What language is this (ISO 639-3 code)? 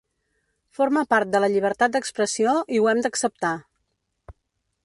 cat